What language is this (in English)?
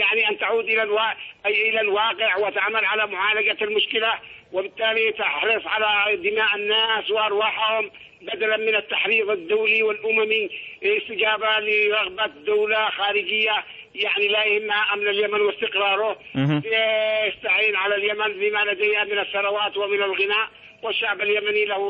Arabic